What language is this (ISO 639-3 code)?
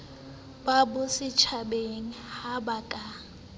sot